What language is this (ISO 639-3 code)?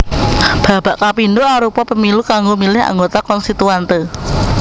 jav